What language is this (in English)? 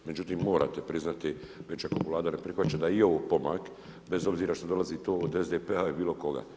Croatian